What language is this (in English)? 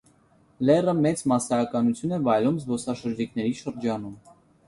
Armenian